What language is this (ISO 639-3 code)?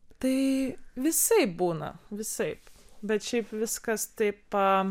lit